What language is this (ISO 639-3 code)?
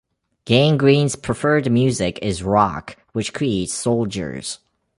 eng